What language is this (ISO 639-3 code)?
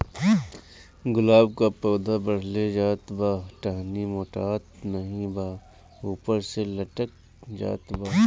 bho